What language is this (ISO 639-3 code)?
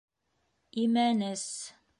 bak